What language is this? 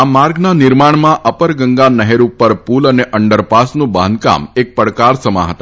Gujarati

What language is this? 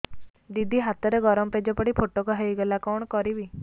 Odia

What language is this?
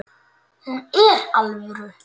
Icelandic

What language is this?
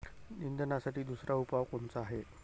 Marathi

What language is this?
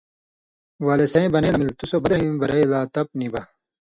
Indus Kohistani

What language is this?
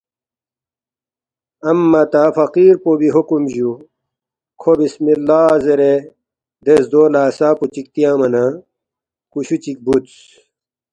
Balti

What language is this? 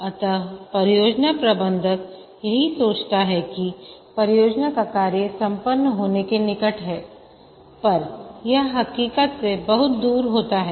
Hindi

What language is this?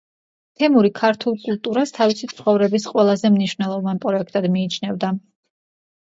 Georgian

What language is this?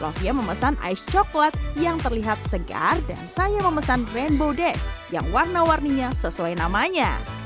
Indonesian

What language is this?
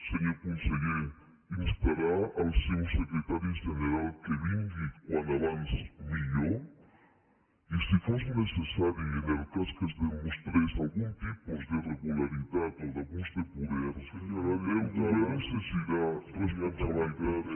Catalan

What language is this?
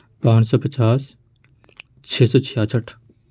Urdu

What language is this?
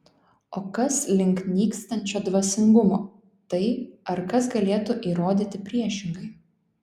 Lithuanian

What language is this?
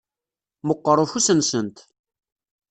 Kabyle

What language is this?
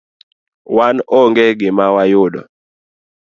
Luo (Kenya and Tanzania)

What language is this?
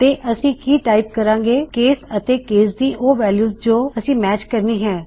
Punjabi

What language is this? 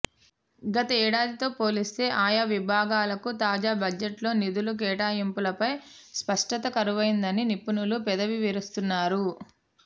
Telugu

